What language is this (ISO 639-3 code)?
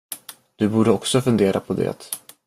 swe